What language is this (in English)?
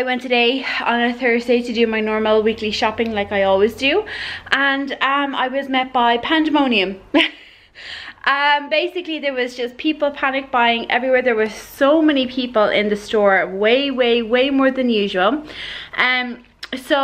English